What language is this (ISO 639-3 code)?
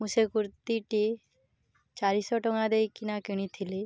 ori